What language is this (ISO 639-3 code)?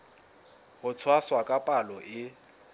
sot